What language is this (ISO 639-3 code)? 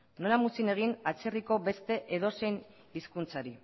eus